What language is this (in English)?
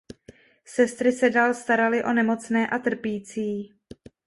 Czech